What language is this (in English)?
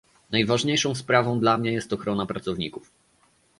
Polish